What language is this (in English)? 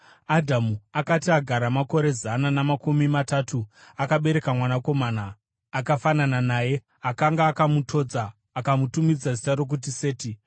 Shona